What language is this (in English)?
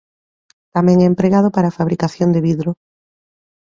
Galician